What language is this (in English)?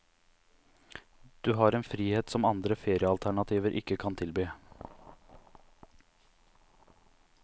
Norwegian